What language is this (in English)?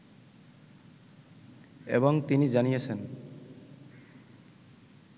Bangla